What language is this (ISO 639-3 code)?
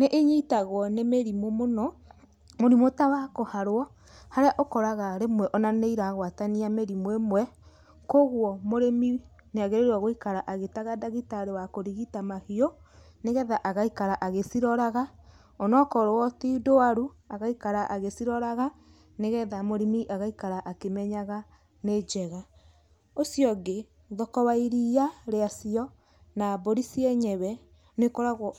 kik